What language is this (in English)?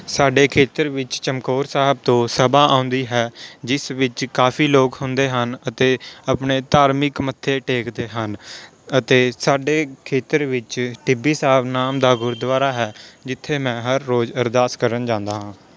Punjabi